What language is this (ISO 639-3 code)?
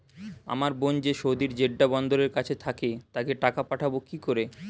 ben